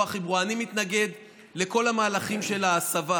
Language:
Hebrew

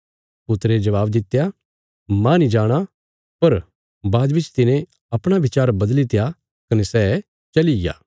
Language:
Bilaspuri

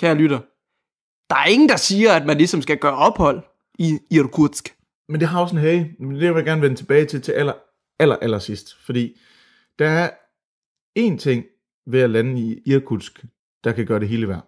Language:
Danish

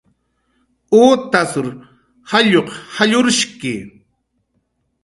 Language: Jaqaru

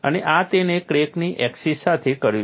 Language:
Gujarati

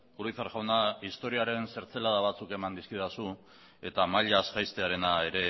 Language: Basque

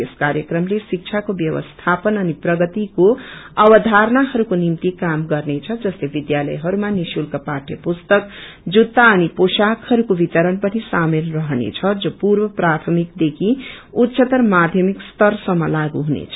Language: Nepali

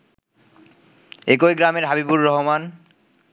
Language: Bangla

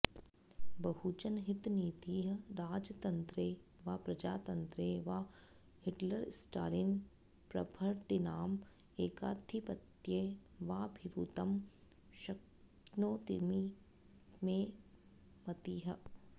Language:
Sanskrit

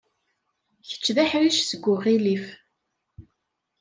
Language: Kabyle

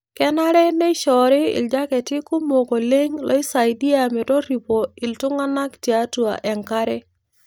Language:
Masai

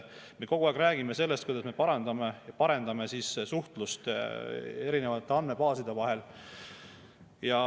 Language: Estonian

